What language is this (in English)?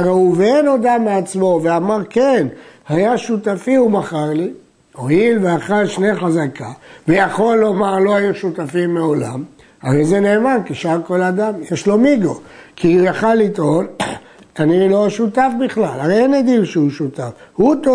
Hebrew